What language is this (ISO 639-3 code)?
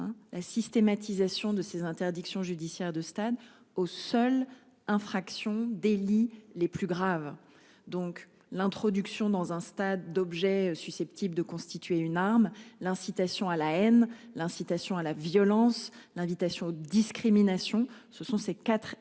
fra